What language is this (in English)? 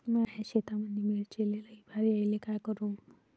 Marathi